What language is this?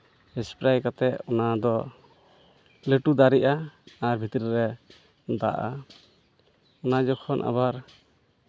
Santali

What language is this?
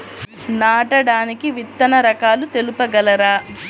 Telugu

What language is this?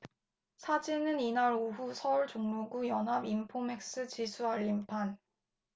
Korean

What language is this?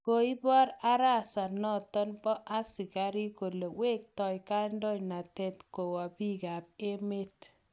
Kalenjin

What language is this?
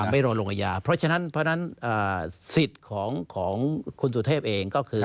Thai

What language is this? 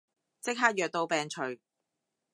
Cantonese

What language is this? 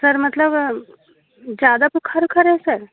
Hindi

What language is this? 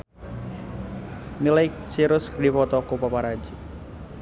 Sundanese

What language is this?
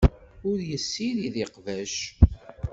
Kabyle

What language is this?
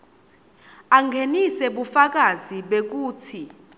Swati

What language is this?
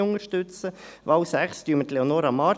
Swiss German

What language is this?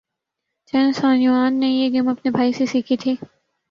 Urdu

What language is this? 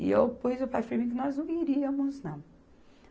Portuguese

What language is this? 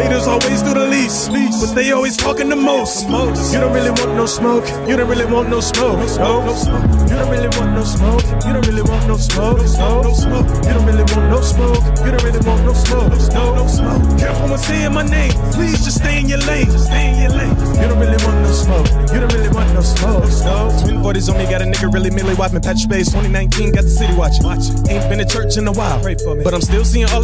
English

